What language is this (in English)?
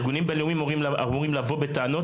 Hebrew